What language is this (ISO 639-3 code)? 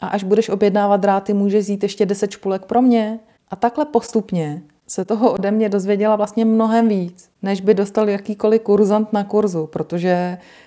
ces